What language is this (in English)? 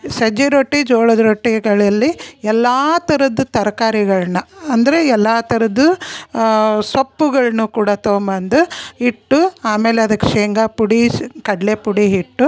Kannada